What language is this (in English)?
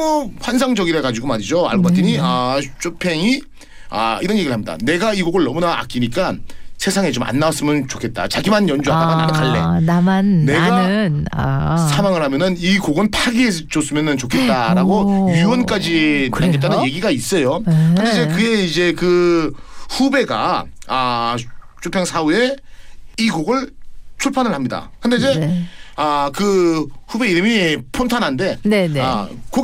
Korean